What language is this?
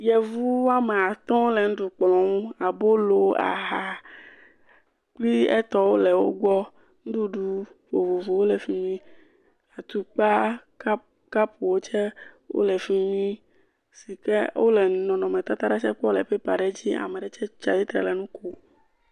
Ewe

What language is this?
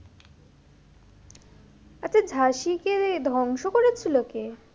Bangla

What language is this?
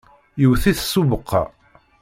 Kabyle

